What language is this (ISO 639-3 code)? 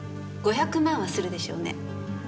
jpn